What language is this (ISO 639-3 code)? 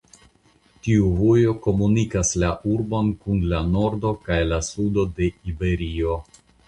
epo